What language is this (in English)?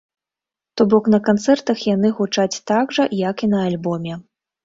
Belarusian